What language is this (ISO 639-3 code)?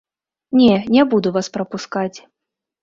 bel